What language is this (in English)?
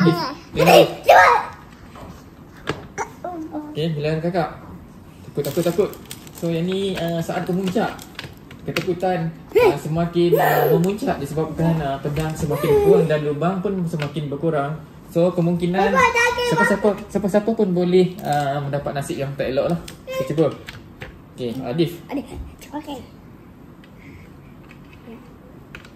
Malay